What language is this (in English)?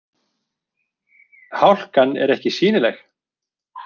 Icelandic